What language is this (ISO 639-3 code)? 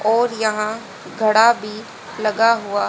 hin